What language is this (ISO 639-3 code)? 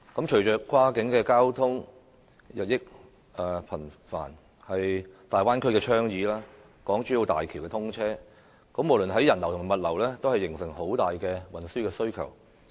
yue